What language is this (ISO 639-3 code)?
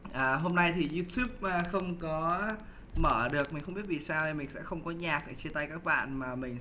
vie